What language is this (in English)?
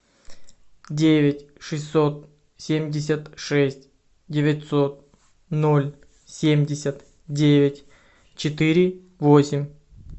Russian